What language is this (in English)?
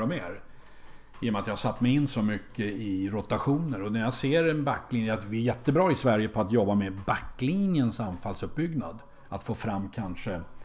Swedish